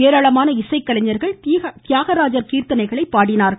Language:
Tamil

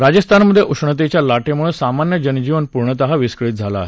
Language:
Marathi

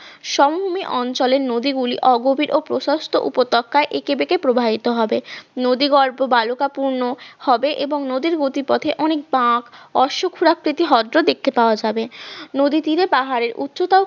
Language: Bangla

